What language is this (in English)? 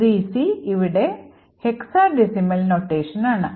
Malayalam